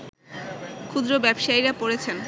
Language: Bangla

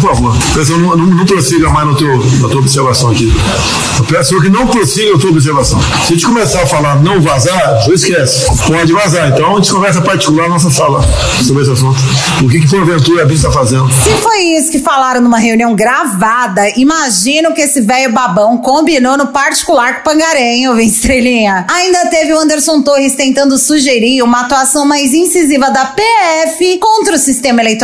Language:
Portuguese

